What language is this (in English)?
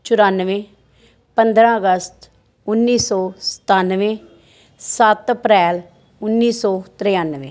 Punjabi